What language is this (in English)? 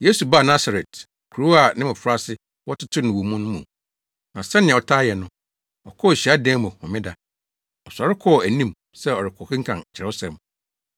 Akan